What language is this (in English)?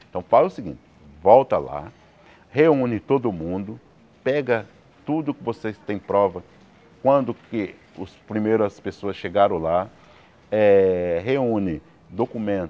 Portuguese